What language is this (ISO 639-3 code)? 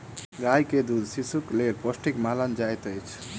mai